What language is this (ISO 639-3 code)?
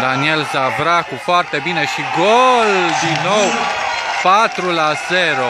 ron